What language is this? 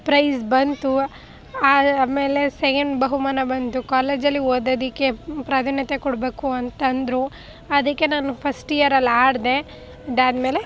Kannada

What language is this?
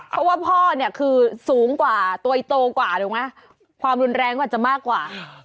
Thai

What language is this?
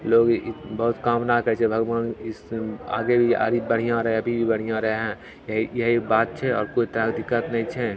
Maithili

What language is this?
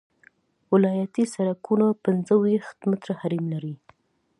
Pashto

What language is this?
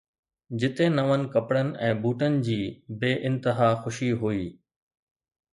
Sindhi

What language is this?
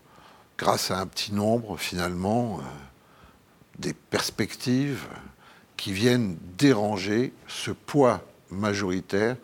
French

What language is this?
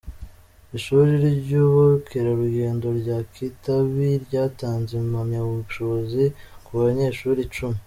Kinyarwanda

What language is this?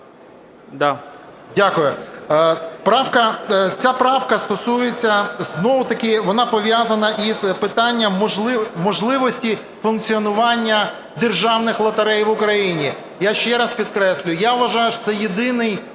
Ukrainian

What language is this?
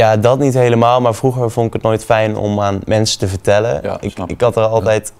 Dutch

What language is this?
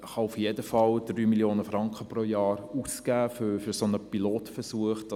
Swiss German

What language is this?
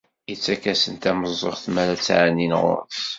Kabyle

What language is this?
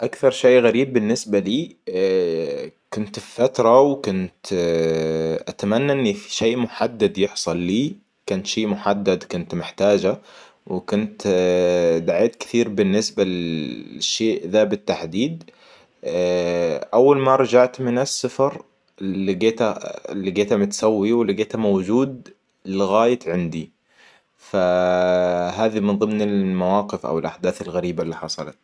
Hijazi Arabic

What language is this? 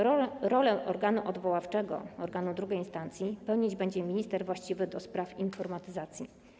Polish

